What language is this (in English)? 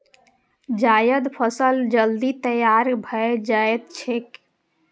Maithili